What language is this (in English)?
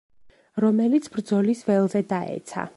Georgian